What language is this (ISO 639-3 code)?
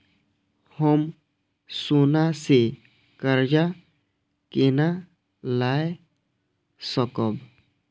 mai